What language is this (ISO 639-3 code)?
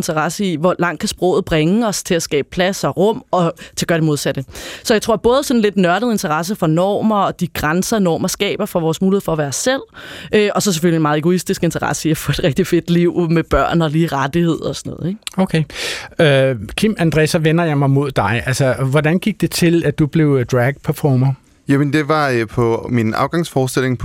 dan